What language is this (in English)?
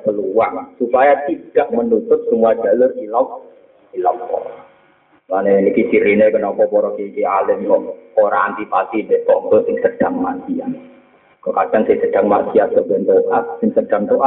Malay